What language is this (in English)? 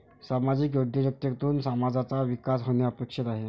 Marathi